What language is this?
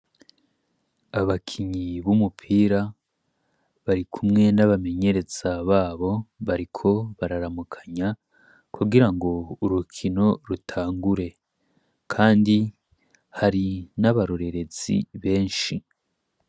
Rundi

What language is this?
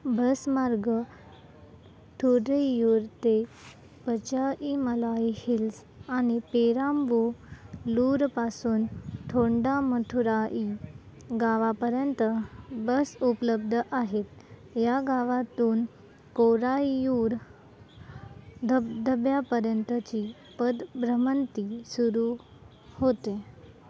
Marathi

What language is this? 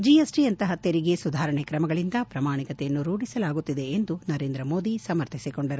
Kannada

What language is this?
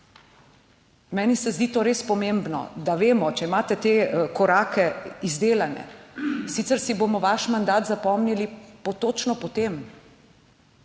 Slovenian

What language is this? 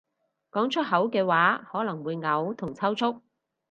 Cantonese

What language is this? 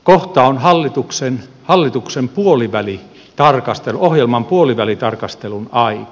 Finnish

